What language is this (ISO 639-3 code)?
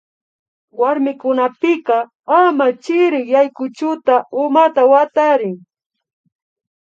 qvi